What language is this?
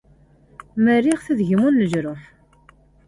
Kabyle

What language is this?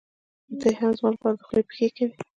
Pashto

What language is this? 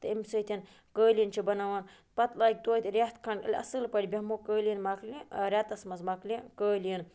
Kashmiri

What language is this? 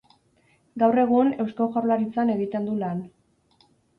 Basque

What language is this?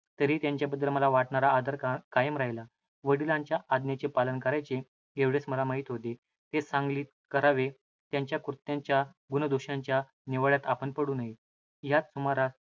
Marathi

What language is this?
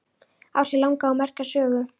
Icelandic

